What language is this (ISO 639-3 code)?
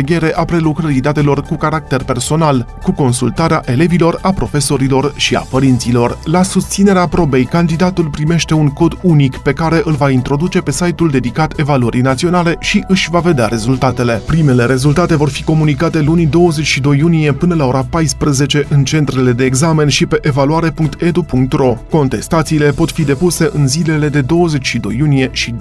ron